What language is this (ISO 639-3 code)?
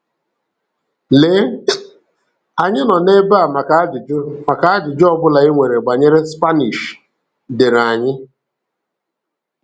ibo